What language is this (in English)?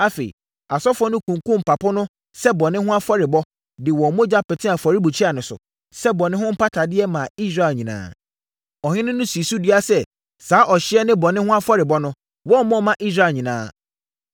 Akan